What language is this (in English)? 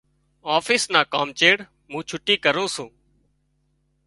Wadiyara Koli